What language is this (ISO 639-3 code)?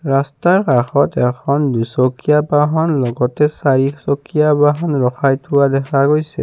asm